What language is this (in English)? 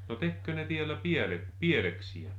Finnish